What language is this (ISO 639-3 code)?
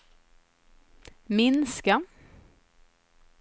swe